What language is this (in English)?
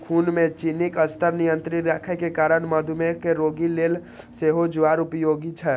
Maithili